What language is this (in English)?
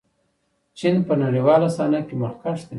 Pashto